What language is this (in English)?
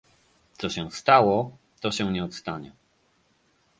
Polish